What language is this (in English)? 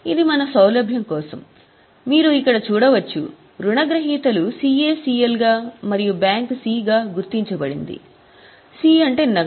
Telugu